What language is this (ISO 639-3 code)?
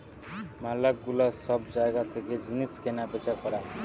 ben